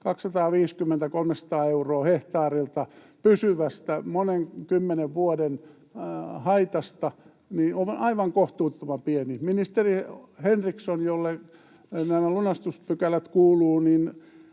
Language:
Finnish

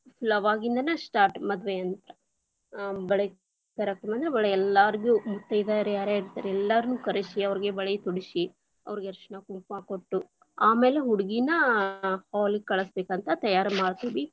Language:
Kannada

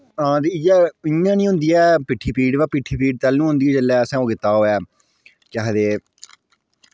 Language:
Dogri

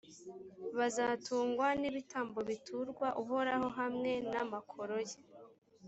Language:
Kinyarwanda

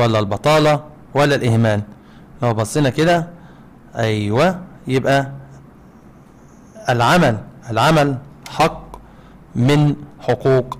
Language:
Arabic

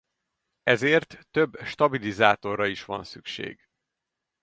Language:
Hungarian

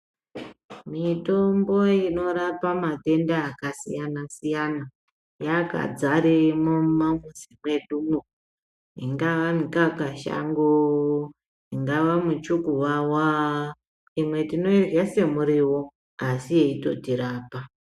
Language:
Ndau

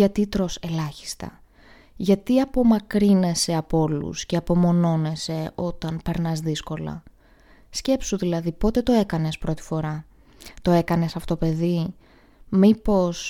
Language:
Greek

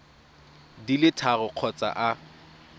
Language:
Tswana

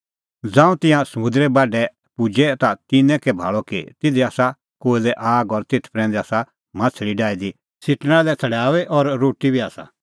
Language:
Kullu Pahari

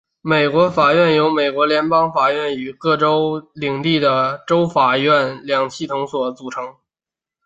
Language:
Chinese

